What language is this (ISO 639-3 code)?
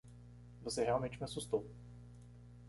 por